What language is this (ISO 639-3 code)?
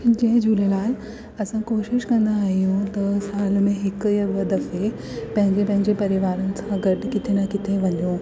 snd